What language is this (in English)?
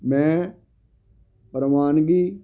Punjabi